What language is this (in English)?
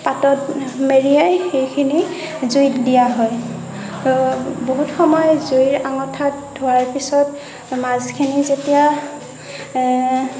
Assamese